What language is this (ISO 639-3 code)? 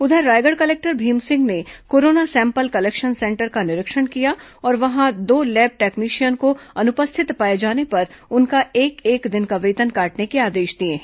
hin